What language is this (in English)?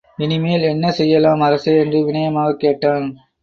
Tamil